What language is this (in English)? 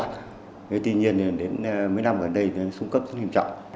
Vietnamese